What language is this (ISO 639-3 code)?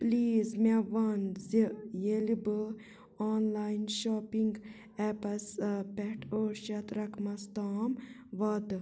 kas